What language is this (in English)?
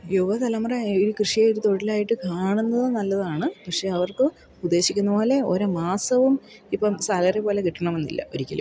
Malayalam